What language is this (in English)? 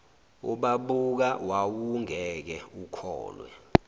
Zulu